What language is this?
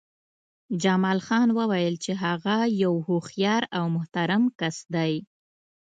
Pashto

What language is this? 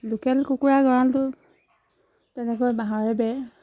Assamese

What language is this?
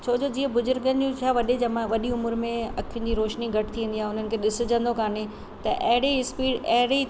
Sindhi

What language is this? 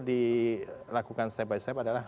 Indonesian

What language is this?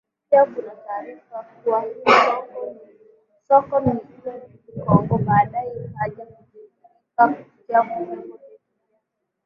Swahili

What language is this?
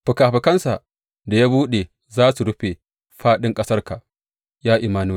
Hausa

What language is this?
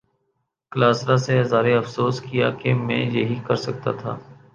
Urdu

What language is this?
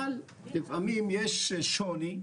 Hebrew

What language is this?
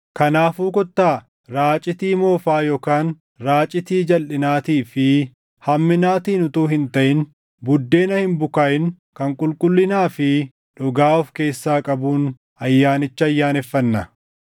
Oromo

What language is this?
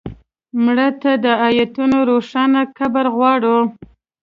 Pashto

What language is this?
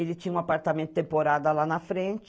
Portuguese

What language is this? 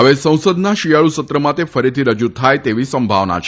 Gujarati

